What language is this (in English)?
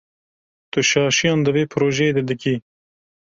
Kurdish